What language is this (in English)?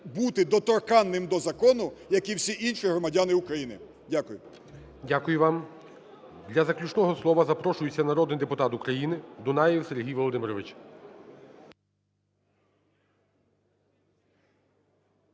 Ukrainian